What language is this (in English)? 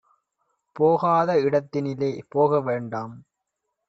Tamil